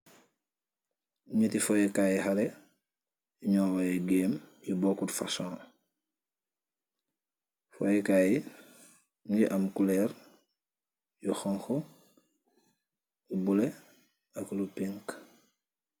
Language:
Wolof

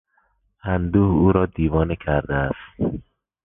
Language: Persian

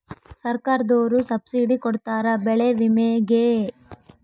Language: Kannada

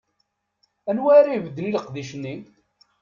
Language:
Kabyle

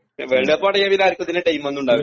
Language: Malayalam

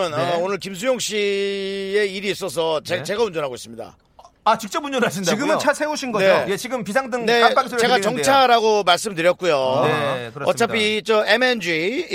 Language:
Korean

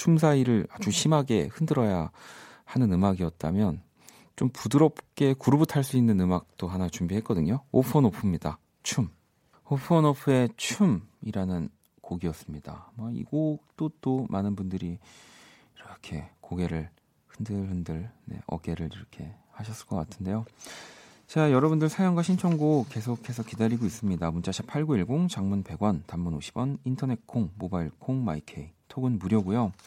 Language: Korean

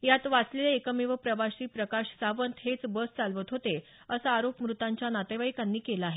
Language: Marathi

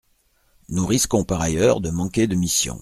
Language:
French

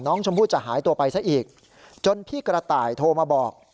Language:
Thai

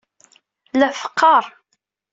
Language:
Kabyle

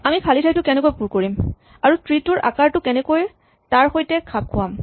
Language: Assamese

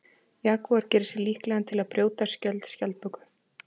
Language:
Icelandic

